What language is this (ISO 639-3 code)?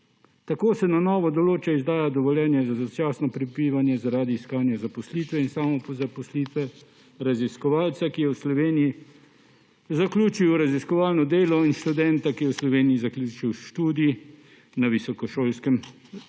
slv